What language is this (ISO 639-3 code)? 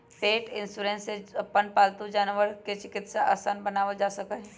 mag